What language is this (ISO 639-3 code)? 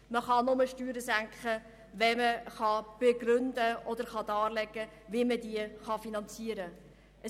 gsw